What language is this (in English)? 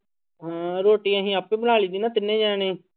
Punjabi